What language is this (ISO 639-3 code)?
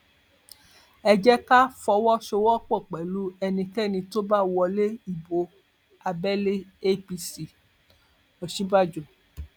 yor